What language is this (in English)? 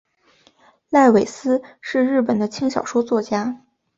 Chinese